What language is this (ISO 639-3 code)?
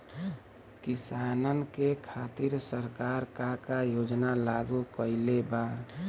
bho